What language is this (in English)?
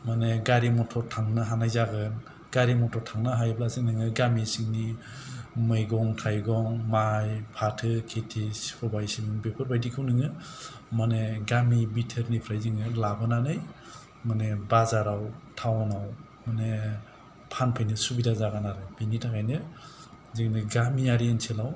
Bodo